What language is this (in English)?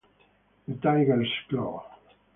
Italian